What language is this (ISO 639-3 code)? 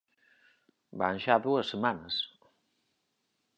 glg